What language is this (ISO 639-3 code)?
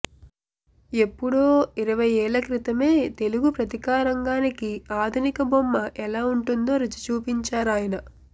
tel